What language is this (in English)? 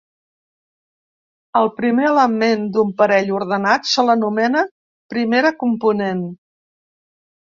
Catalan